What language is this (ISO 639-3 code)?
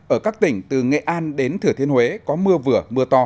vie